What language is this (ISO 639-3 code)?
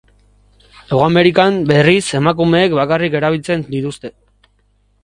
eus